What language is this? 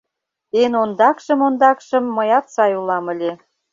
Mari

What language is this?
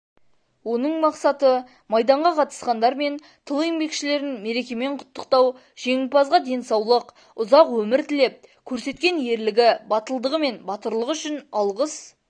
Kazakh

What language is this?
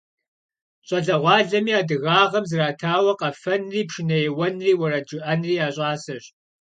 Kabardian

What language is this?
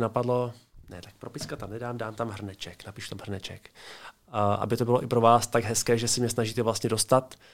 Czech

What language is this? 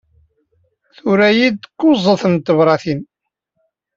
Kabyle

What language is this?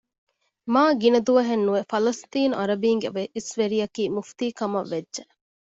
Divehi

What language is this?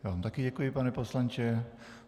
Czech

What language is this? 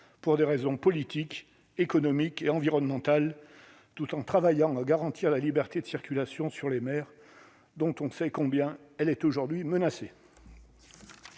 French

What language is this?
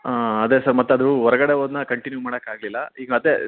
Kannada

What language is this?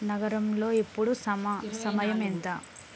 Telugu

